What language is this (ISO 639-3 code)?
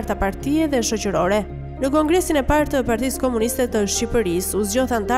ron